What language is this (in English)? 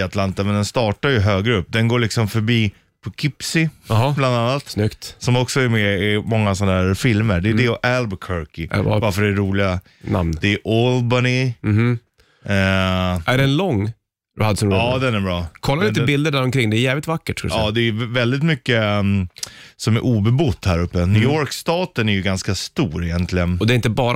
Swedish